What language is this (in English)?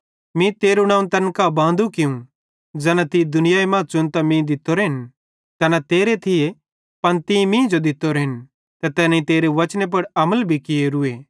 Bhadrawahi